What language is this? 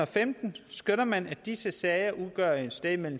Danish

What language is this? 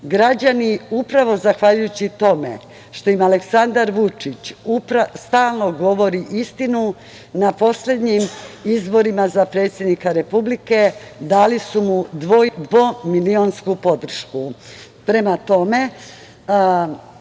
Serbian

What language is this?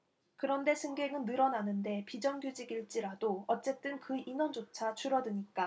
Korean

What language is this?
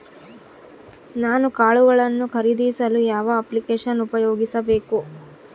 Kannada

